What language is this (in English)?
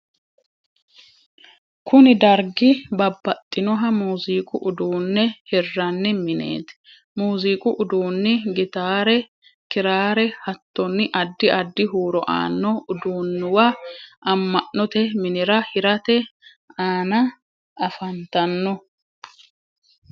Sidamo